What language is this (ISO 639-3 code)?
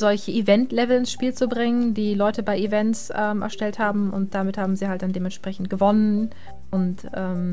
deu